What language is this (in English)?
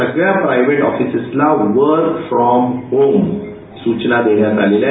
Marathi